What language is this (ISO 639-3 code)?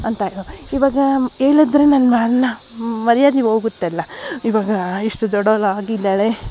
kan